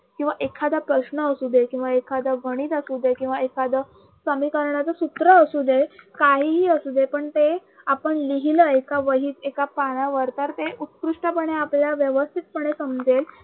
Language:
Marathi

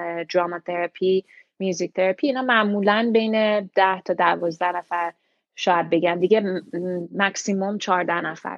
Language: Persian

